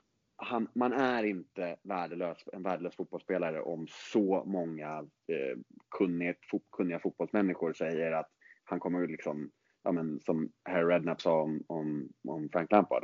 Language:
Swedish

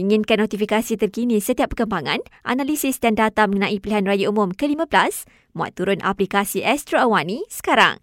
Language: Malay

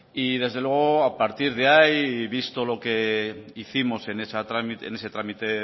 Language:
Spanish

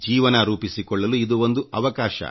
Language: Kannada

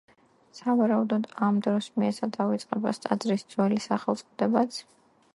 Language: Georgian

